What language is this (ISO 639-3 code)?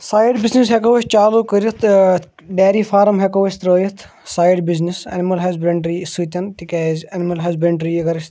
kas